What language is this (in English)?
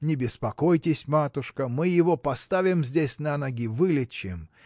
Russian